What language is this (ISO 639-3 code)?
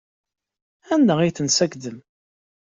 kab